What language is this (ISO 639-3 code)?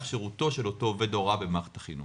heb